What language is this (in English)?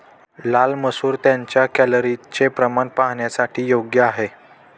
Marathi